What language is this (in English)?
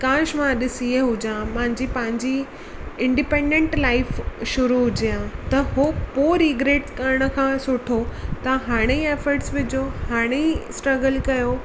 Sindhi